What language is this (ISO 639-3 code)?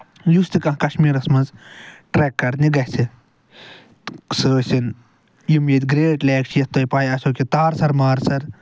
kas